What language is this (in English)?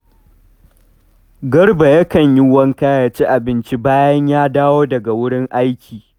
Hausa